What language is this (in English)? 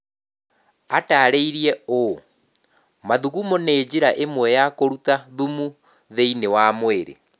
Kikuyu